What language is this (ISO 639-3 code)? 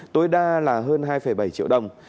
vie